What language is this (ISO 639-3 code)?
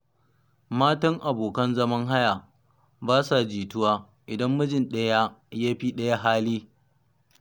hau